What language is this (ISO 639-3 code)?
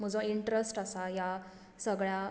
kok